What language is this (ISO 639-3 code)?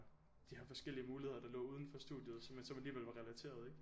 dan